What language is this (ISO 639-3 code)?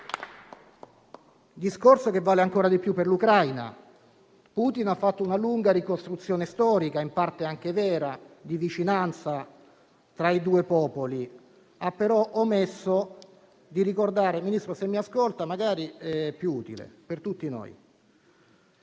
ita